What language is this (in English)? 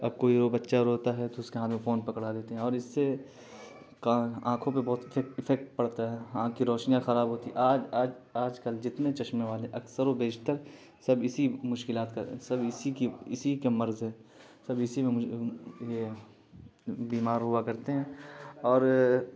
Urdu